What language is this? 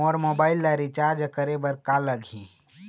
Chhattisgarhi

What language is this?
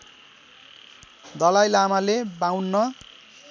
Nepali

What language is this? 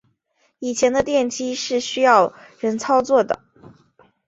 Chinese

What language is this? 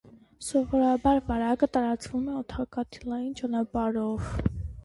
Armenian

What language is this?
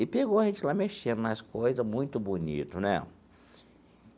Portuguese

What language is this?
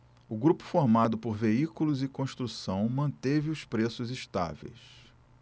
Portuguese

